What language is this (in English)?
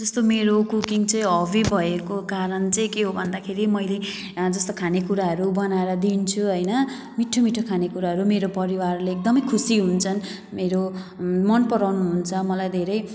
Nepali